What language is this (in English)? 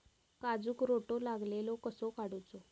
Marathi